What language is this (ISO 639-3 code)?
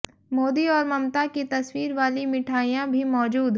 hin